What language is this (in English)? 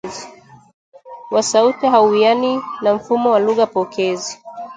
Swahili